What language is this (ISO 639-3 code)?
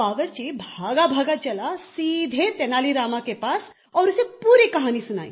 hin